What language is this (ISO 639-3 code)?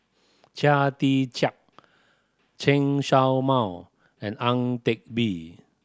eng